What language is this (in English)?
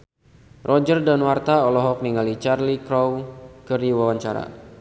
Sundanese